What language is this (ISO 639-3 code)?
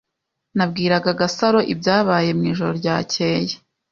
kin